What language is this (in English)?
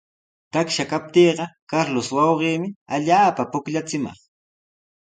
Sihuas Ancash Quechua